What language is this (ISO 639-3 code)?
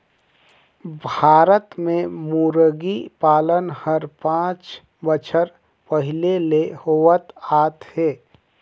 hne